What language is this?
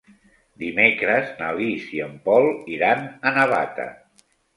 Catalan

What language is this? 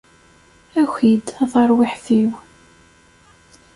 Kabyle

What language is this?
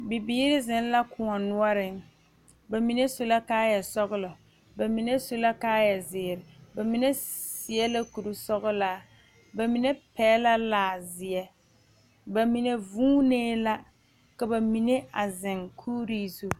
Southern Dagaare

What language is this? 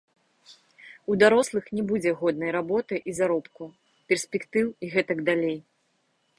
Belarusian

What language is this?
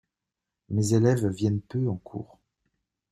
French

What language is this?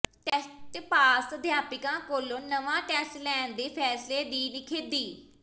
Punjabi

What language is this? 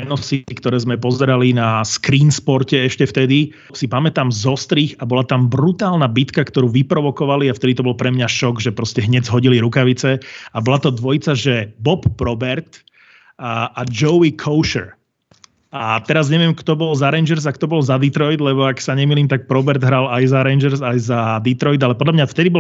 Slovak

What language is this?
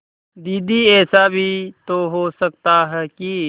Hindi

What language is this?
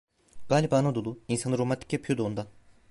Turkish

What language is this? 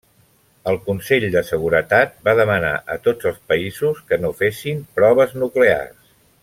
Catalan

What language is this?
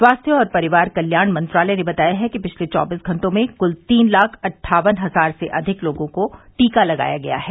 Hindi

